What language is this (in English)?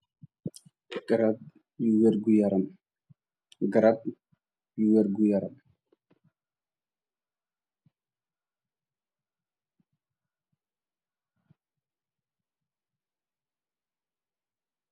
Wolof